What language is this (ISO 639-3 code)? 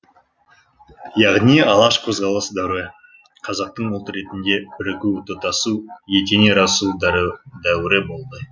kaz